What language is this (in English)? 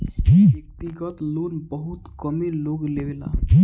Bhojpuri